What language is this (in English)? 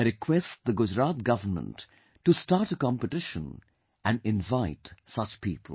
English